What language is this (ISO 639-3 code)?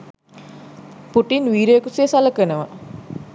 sin